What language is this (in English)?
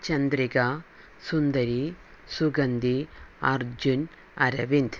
Malayalam